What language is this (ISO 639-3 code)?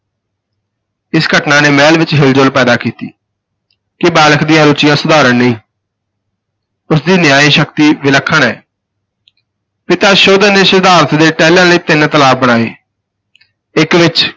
pan